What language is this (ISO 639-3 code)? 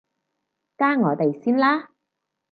yue